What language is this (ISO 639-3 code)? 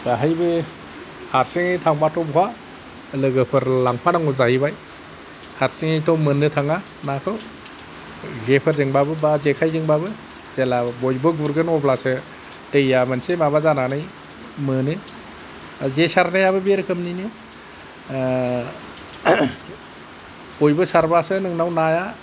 brx